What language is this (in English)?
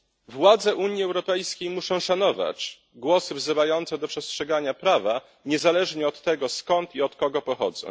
Polish